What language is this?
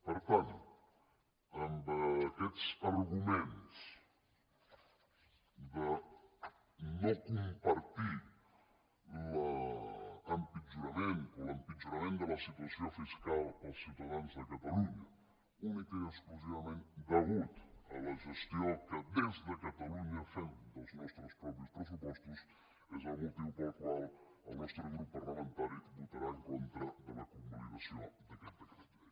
Catalan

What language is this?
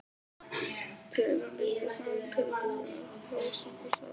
Icelandic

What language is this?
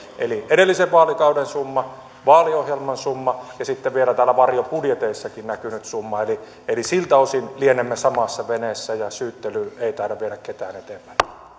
Finnish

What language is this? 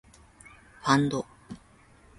Japanese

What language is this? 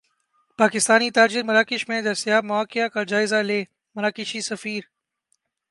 Urdu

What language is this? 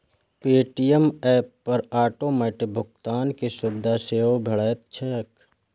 Maithili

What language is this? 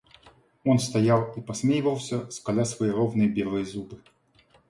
Russian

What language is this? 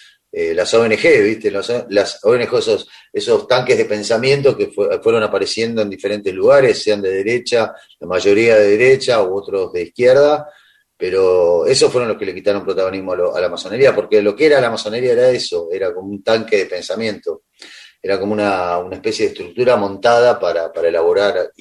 Spanish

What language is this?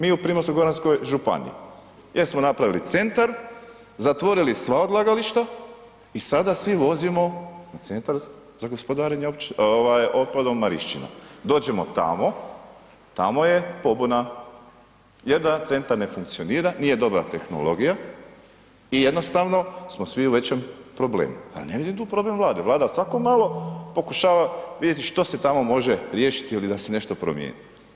Croatian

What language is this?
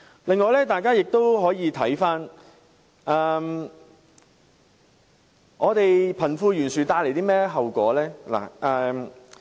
Cantonese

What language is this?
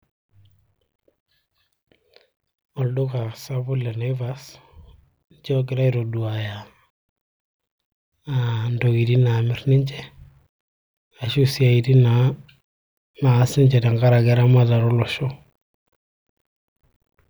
Masai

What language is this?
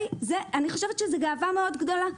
Hebrew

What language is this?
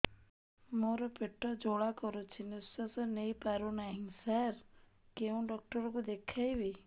Odia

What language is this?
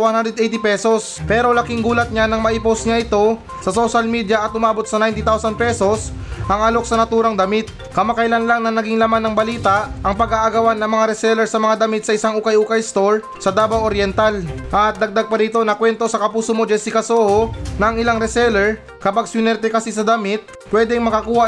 Filipino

